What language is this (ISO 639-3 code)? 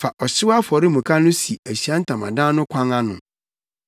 aka